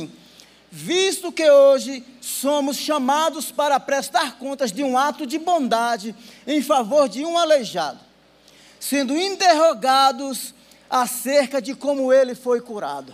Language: Portuguese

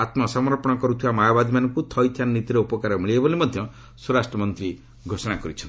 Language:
Odia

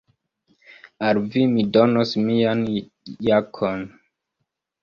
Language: Esperanto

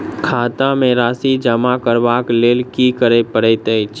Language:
Maithili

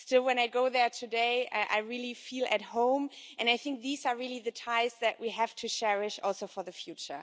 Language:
English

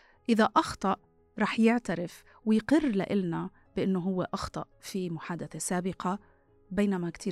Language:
Arabic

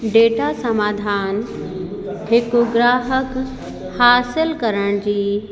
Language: Sindhi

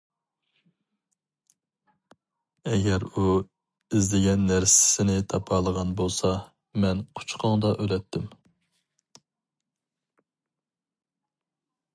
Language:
Uyghur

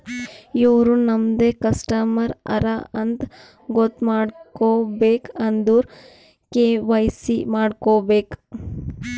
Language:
Kannada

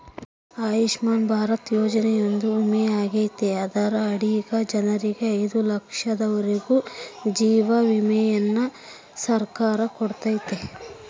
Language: Kannada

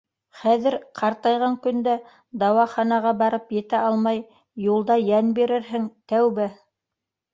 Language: Bashkir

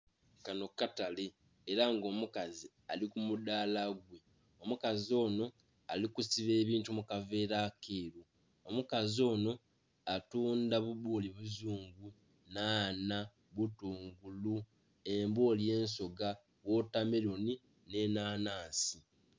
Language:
Soga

